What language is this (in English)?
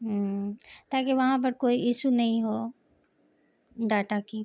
Urdu